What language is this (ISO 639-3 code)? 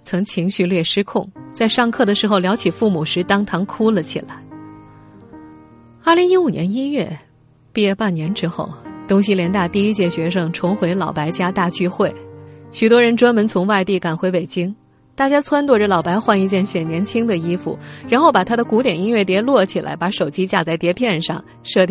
zho